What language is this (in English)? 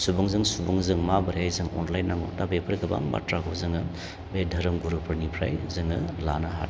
Bodo